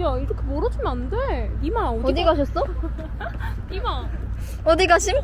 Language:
Korean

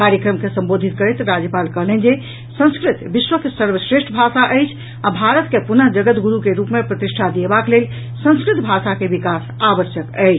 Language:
Maithili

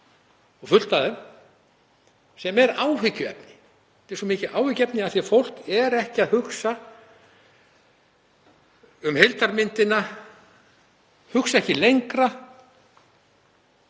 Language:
Icelandic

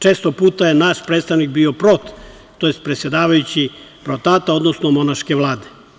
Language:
Serbian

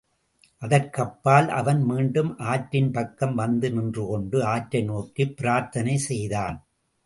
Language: Tamil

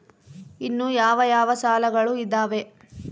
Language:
Kannada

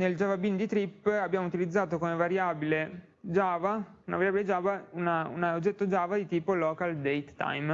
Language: Italian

